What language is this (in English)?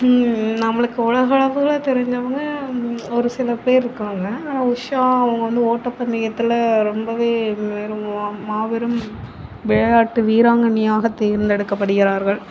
Tamil